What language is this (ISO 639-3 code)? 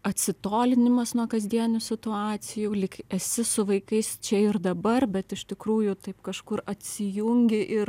lit